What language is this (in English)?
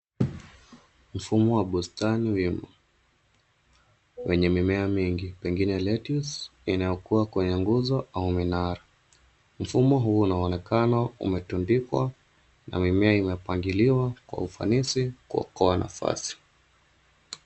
Swahili